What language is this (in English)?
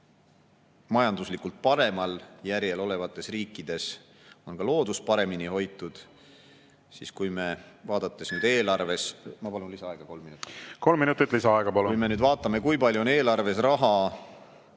Estonian